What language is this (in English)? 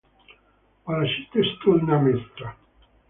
Russian